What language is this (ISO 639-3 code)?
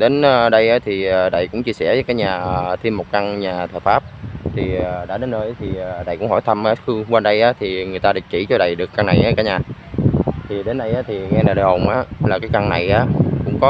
vie